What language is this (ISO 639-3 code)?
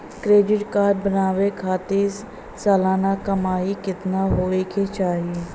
bho